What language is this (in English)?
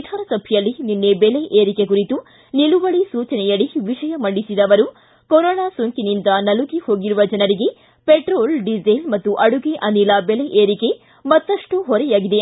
Kannada